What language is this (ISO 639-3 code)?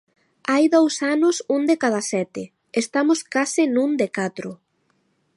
glg